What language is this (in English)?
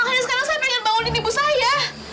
Indonesian